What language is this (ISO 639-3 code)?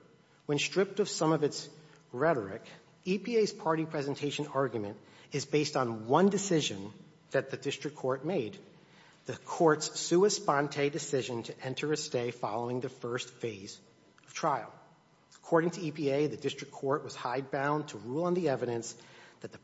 eng